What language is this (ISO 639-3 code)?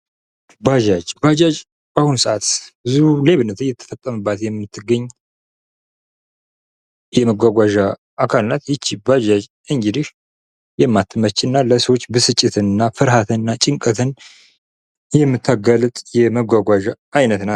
amh